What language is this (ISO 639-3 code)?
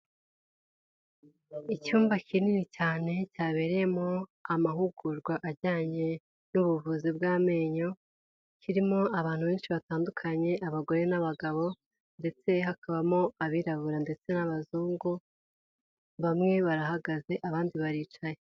kin